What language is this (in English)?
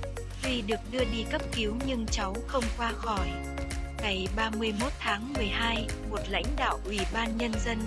Vietnamese